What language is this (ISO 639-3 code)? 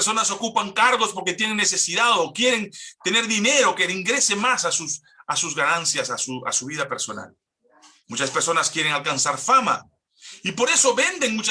spa